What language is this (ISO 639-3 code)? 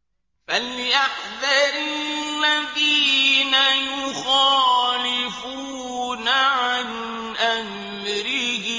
ara